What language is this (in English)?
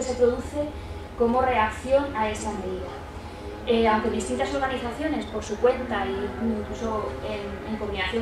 Spanish